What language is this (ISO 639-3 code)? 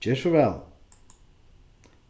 fao